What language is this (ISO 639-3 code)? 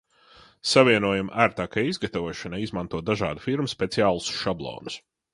lav